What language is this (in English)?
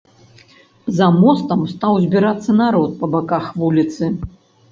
Belarusian